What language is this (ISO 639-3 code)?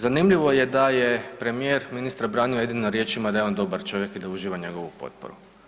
hrv